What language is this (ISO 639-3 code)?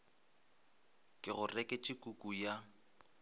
nso